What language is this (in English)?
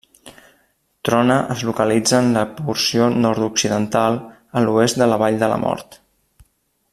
Catalan